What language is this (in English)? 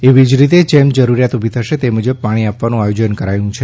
Gujarati